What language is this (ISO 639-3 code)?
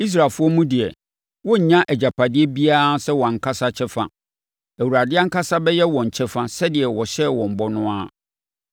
aka